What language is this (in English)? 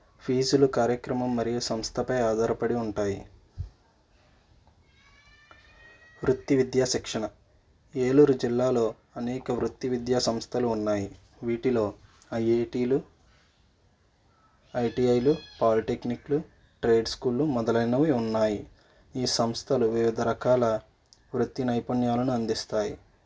Telugu